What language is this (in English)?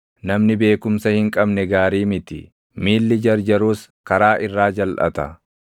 Oromo